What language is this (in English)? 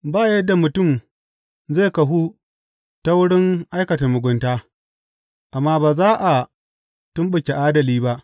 Hausa